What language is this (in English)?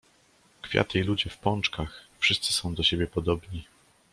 Polish